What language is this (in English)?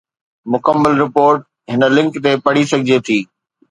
Sindhi